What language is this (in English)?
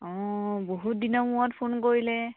Assamese